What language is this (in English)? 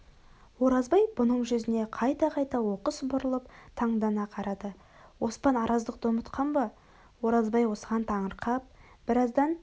Kazakh